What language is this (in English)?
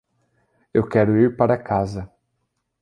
Portuguese